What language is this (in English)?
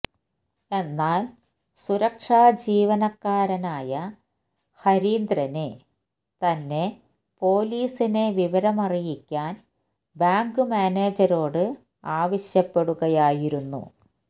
Malayalam